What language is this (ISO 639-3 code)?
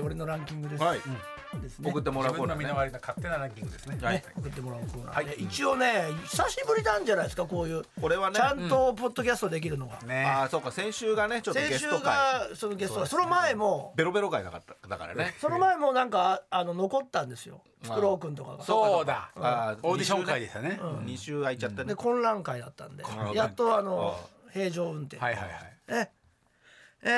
jpn